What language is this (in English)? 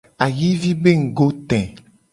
Gen